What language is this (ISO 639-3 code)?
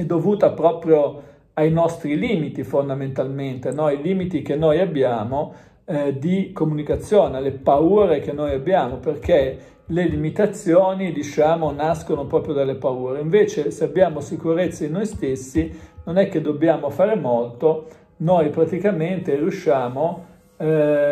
ita